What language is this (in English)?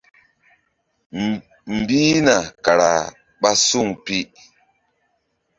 Mbum